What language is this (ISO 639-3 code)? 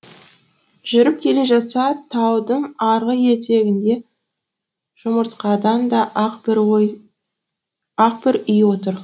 kaz